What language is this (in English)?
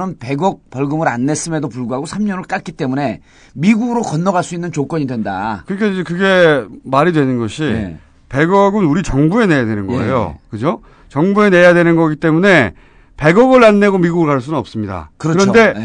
Korean